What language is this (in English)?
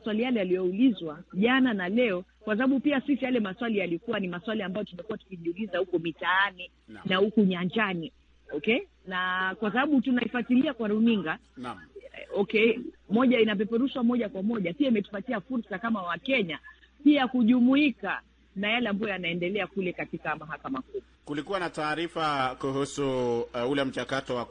Swahili